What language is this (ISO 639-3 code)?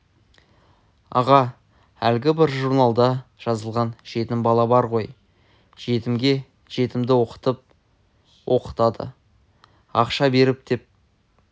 kaz